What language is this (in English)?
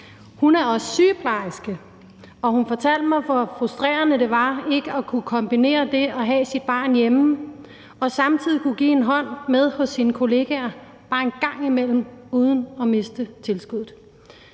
Danish